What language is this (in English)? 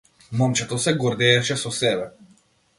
Macedonian